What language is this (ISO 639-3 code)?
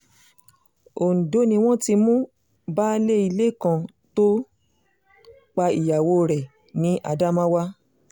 yor